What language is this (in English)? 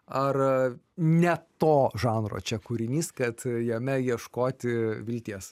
Lithuanian